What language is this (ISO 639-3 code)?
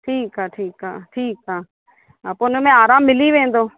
snd